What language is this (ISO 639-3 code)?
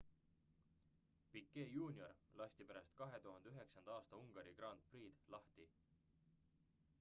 est